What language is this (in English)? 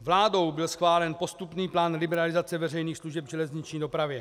Czech